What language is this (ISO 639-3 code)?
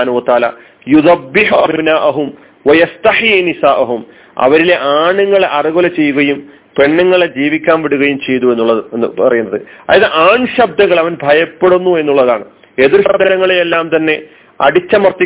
mal